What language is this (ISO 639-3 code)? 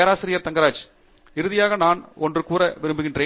tam